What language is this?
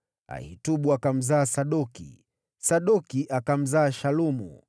Swahili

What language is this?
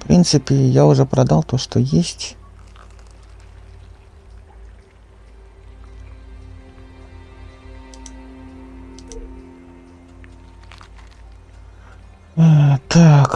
Russian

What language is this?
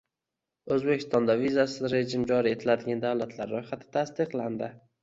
Uzbek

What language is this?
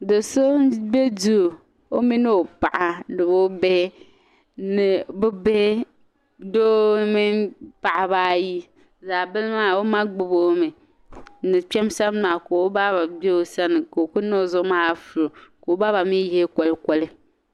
Dagbani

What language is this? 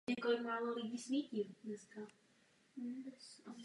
Czech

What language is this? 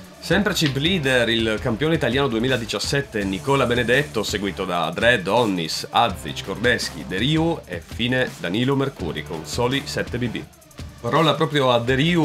Italian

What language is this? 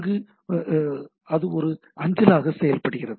Tamil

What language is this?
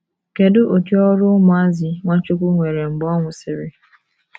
Igbo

